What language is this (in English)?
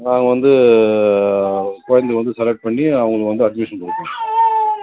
Tamil